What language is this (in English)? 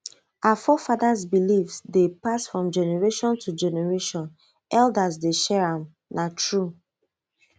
Nigerian Pidgin